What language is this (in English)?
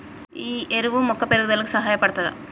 Telugu